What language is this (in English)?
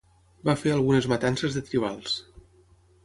Catalan